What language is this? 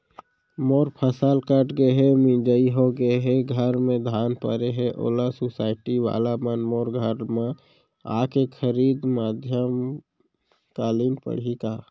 Chhattisgarhi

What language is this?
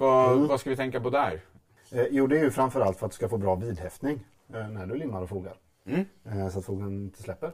Swedish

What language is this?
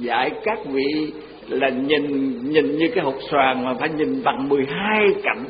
Vietnamese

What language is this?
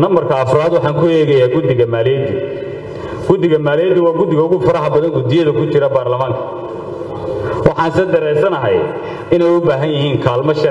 Arabic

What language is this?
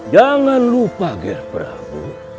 Indonesian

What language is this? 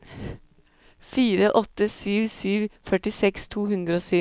Norwegian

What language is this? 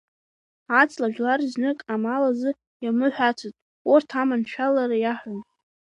Abkhazian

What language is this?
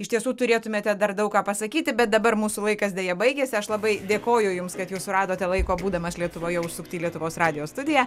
Lithuanian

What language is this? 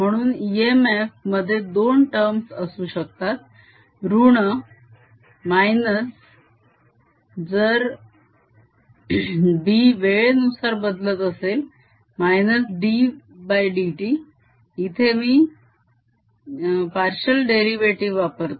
Marathi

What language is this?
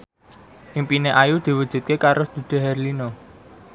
Javanese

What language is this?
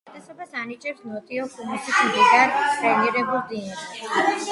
Georgian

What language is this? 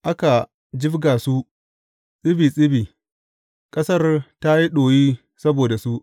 Hausa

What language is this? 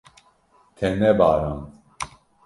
Kurdish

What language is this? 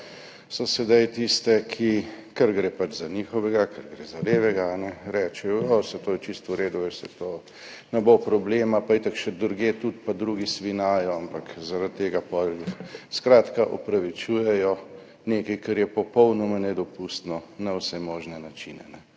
Slovenian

